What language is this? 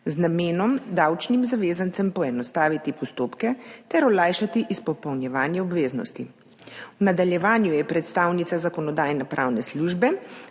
Slovenian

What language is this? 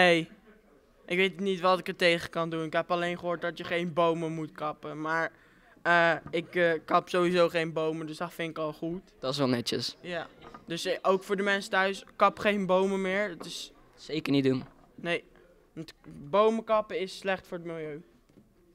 Dutch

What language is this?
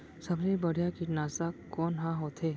Chhattisgarhi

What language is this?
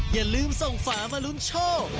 Thai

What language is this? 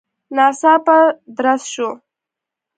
Pashto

